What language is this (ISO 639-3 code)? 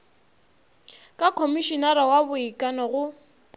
nso